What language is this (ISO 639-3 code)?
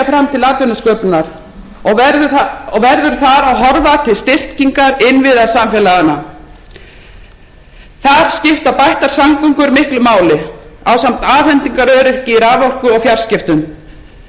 isl